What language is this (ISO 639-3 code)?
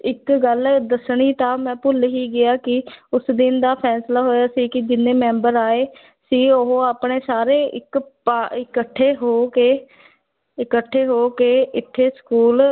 pan